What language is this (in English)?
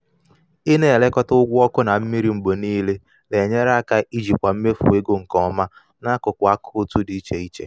Igbo